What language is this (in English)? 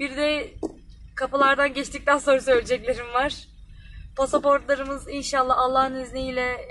Turkish